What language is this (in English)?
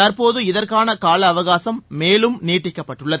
Tamil